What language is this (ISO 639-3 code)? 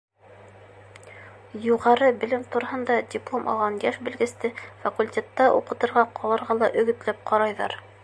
bak